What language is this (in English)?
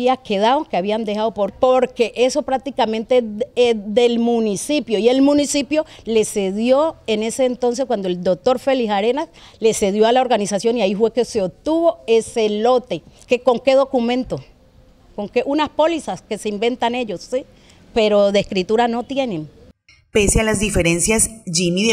Spanish